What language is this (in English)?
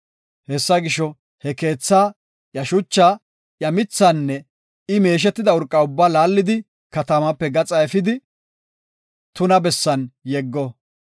Gofa